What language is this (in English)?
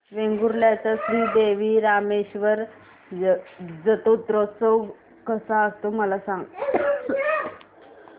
Marathi